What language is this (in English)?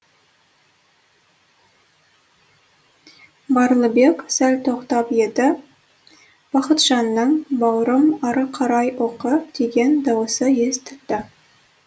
Kazakh